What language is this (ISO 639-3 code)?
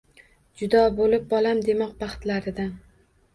uzb